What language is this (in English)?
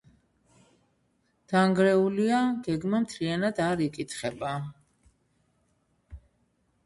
Georgian